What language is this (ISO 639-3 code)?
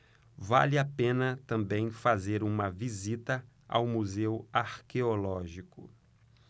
por